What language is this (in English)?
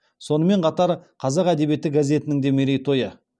Kazakh